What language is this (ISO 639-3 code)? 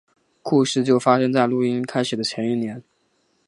zho